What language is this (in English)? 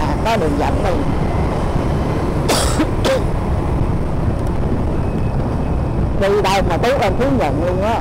Vietnamese